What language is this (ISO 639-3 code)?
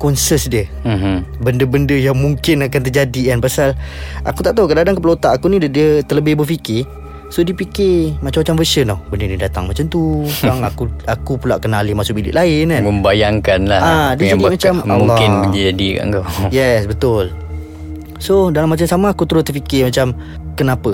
msa